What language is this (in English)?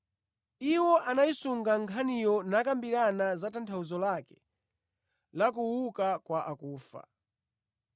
Nyanja